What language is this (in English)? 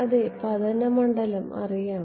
Malayalam